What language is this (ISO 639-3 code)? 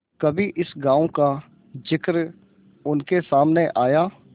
hin